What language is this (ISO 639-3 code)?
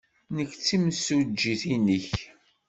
kab